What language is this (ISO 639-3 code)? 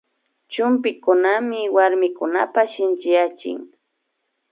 qvi